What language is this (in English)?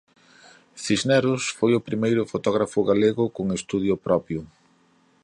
Galician